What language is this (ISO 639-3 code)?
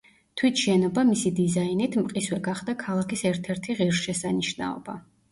kat